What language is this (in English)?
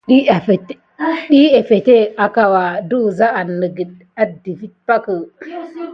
Gidar